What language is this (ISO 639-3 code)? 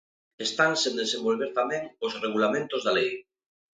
glg